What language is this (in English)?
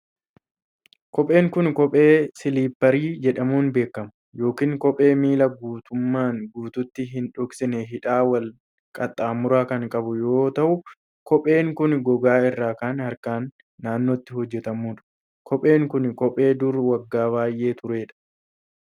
Oromo